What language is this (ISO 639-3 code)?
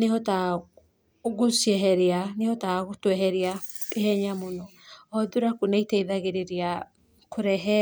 kik